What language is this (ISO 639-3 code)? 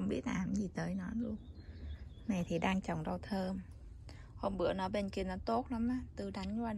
vie